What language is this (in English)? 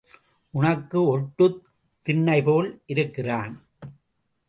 Tamil